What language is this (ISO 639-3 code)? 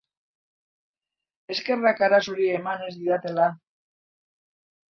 eus